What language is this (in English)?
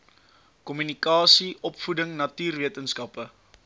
Afrikaans